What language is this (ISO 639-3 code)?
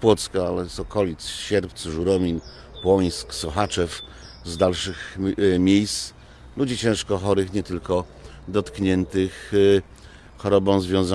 pol